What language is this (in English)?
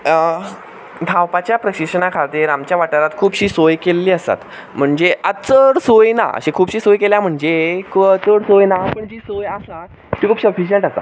Konkani